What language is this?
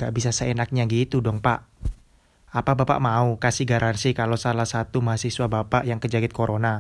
Indonesian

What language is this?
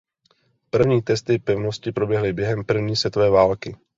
Czech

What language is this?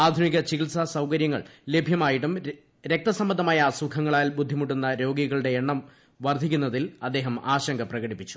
Malayalam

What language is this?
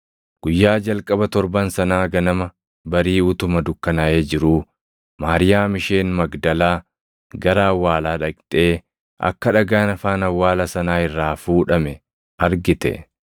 Oromo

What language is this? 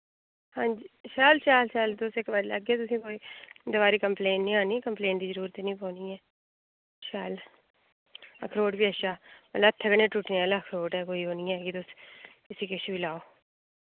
Dogri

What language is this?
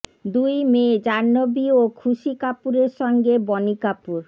Bangla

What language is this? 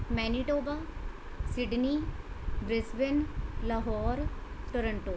Punjabi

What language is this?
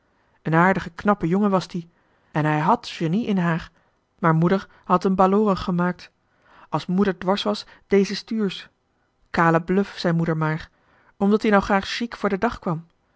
Dutch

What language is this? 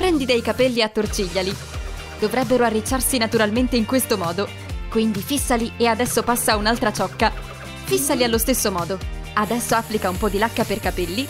Italian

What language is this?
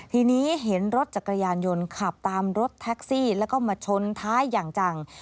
Thai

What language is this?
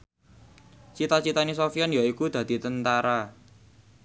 Javanese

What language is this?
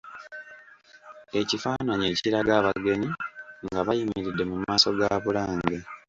Ganda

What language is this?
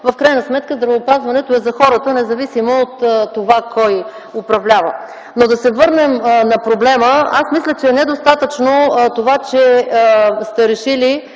Bulgarian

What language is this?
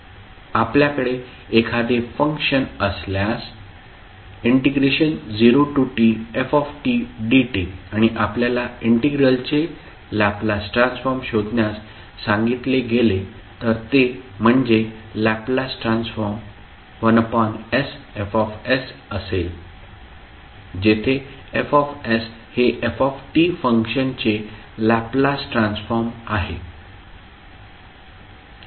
Marathi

